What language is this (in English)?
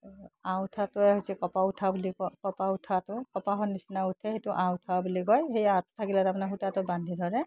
Assamese